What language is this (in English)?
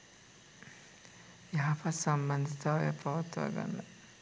Sinhala